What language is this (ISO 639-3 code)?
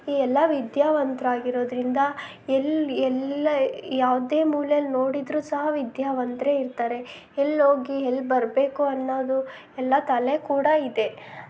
kan